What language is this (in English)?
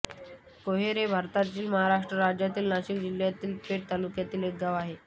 Marathi